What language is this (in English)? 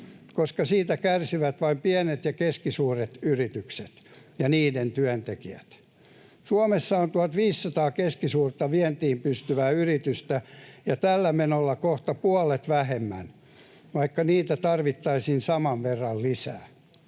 Finnish